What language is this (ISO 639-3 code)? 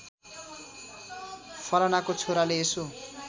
nep